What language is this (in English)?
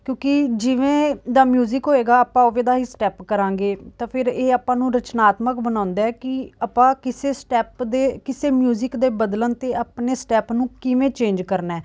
Punjabi